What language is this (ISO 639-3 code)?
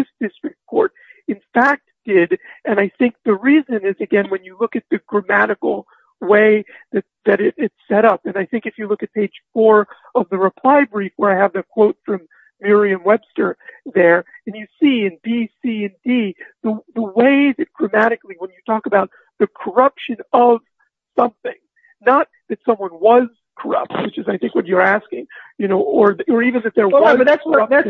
eng